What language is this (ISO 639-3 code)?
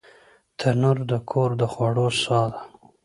pus